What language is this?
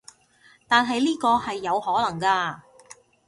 Cantonese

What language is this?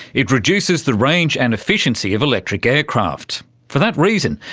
English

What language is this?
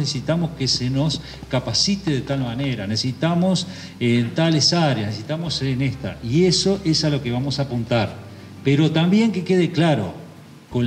Spanish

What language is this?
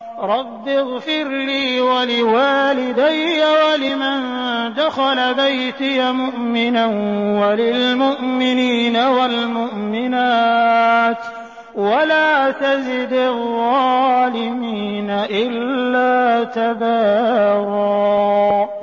Arabic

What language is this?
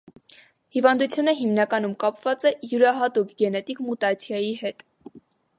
Armenian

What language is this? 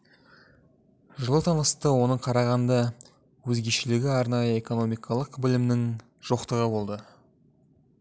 Kazakh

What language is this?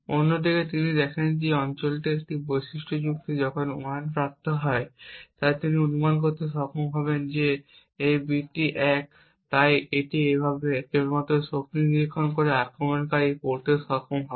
Bangla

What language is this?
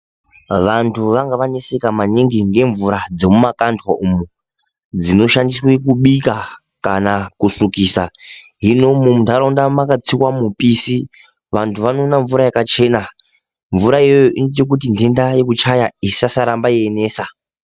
Ndau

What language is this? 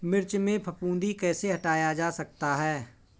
Hindi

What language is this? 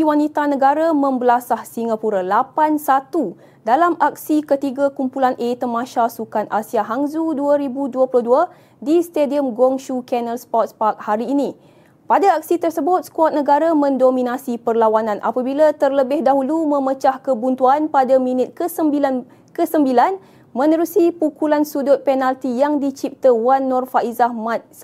Malay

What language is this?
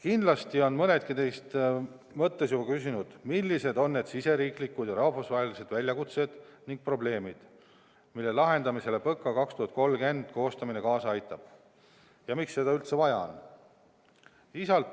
Estonian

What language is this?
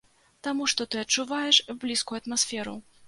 Belarusian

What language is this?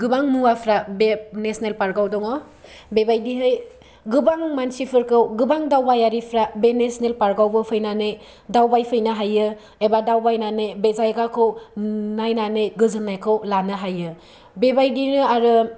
Bodo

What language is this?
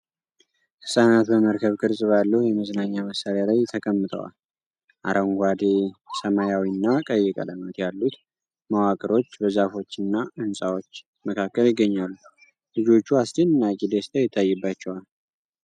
Amharic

